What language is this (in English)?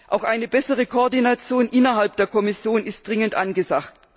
German